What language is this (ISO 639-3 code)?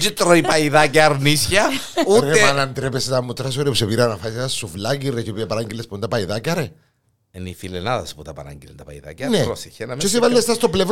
ell